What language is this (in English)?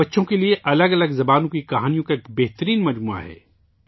Urdu